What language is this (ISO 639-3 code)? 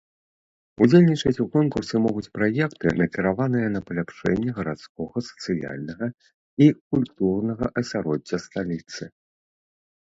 bel